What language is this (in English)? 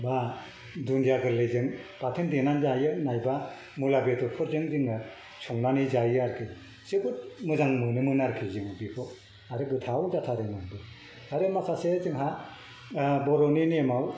Bodo